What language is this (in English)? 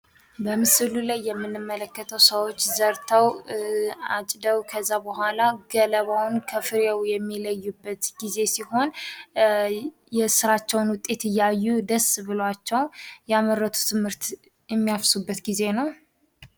Amharic